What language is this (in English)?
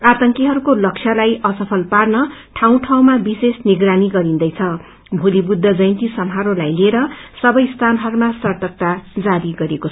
Nepali